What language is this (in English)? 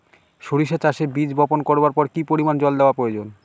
Bangla